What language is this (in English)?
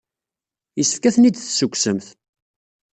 Kabyle